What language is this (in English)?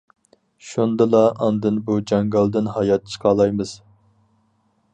Uyghur